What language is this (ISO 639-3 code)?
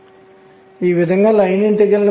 tel